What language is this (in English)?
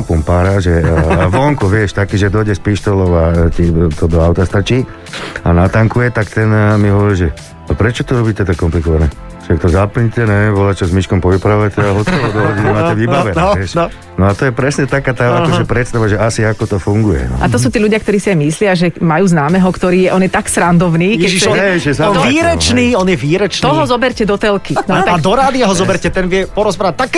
Slovak